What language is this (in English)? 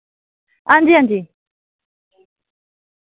Dogri